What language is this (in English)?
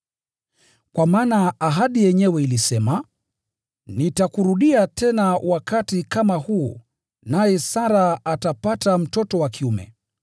Swahili